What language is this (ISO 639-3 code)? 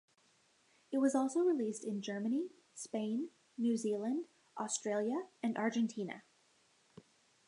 eng